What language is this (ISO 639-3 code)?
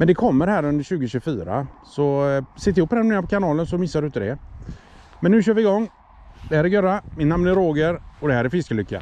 swe